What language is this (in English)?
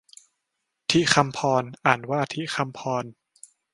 Thai